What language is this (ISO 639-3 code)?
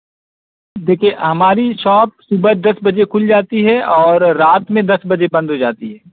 urd